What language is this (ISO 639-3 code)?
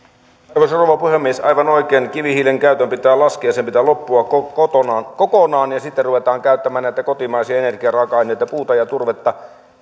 fin